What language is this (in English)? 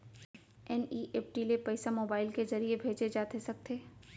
Chhattisgarhi